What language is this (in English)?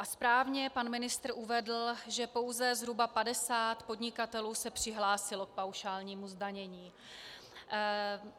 Czech